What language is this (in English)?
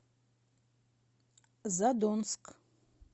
Russian